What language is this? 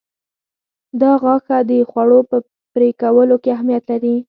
Pashto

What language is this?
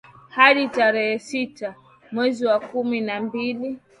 Swahili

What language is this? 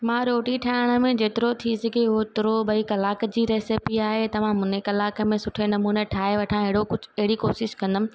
Sindhi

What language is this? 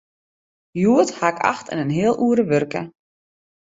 Western Frisian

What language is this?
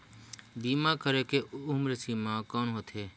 Chhattisgarhi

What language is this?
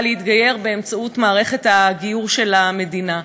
Hebrew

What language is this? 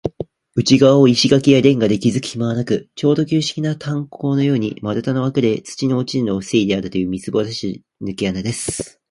Japanese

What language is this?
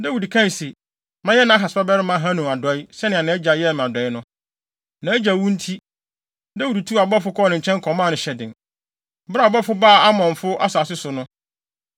Akan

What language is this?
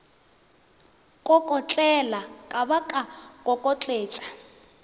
Northern Sotho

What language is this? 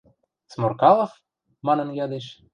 Western Mari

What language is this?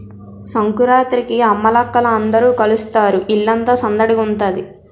Telugu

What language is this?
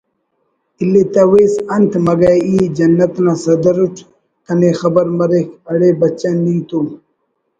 Brahui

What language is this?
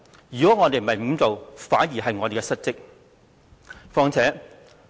Cantonese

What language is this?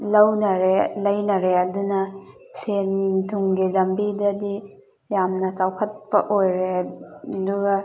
Manipuri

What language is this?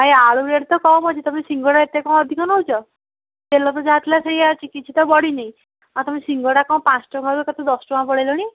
Odia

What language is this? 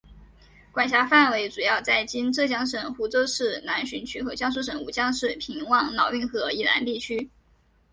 Chinese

